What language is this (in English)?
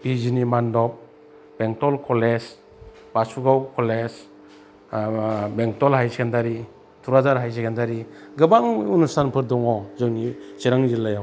Bodo